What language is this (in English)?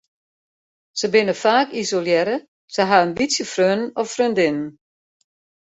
Western Frisian